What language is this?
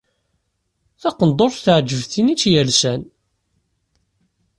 Kabyle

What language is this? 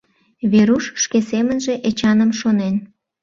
Mari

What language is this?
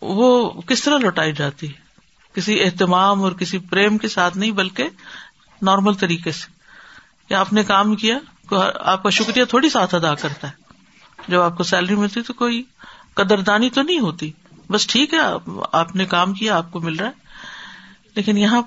Urdu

